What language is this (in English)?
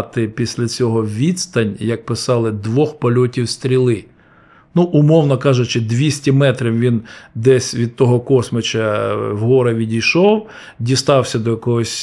Ukrainian